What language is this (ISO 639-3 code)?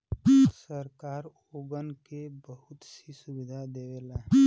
bho